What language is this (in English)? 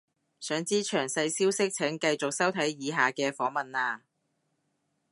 Cantonese